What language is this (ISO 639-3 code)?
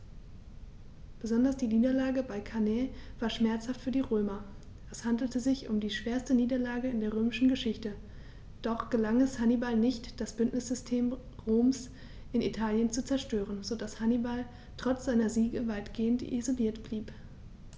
deu